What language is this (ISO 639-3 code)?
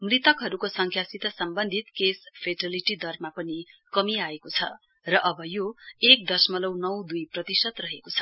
nep